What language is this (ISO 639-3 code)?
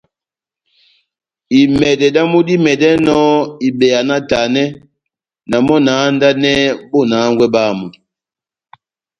bnm